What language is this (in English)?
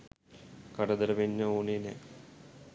Sinhala